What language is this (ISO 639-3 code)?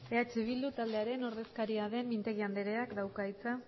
eus